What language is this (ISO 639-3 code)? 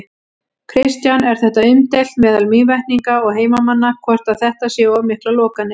isl